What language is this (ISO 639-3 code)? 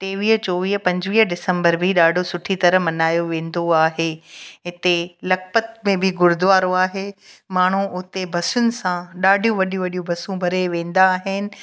snd